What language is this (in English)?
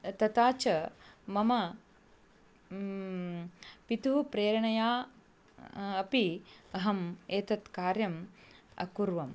Sanskrit